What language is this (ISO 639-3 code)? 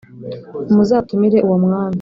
kin